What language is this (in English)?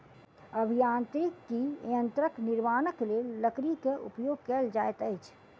Maithili